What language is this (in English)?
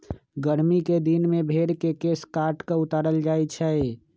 Magahi